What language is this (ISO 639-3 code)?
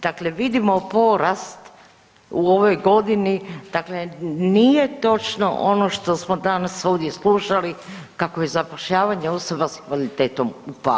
hrv